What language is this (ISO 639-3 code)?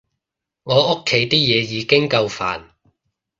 yue